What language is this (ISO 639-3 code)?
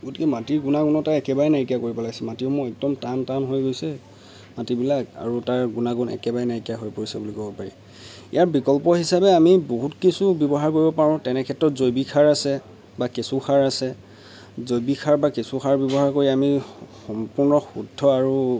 asm